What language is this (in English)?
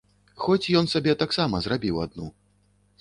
Belarusian